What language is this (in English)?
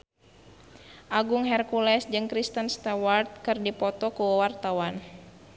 Sundanese